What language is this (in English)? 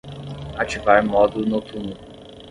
Portuguese